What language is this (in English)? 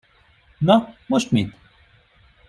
Hungarian